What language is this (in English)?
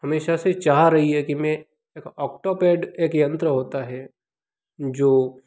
Hindi